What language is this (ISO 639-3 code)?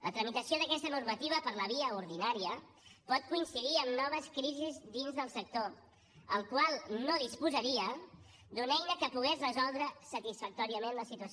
cat